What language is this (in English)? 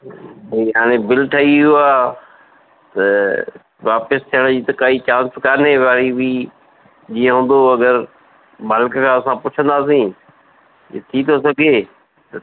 Sindhi